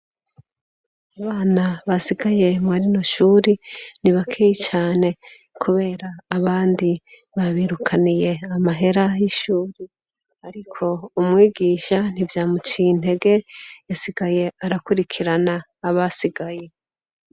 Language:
Rundi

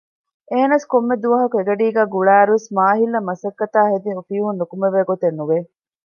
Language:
Divehi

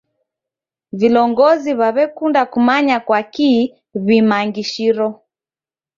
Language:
Taita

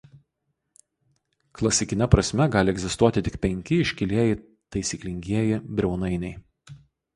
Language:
Lithuanian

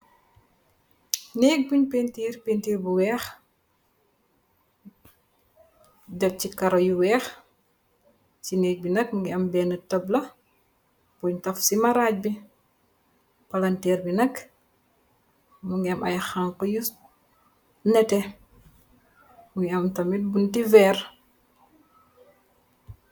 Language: Wolof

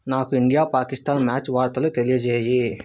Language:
Telugu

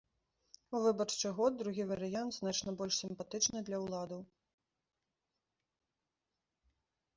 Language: Belarusian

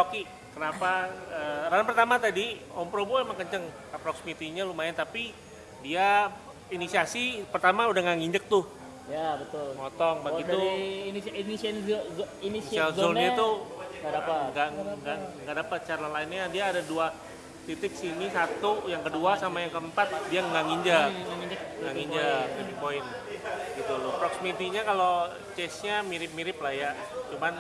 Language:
Indonesian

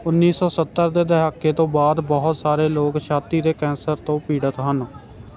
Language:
Punjabi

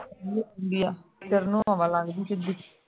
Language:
Punjabi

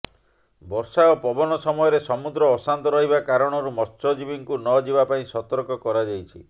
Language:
Odia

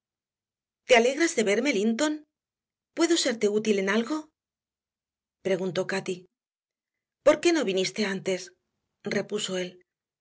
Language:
Spanish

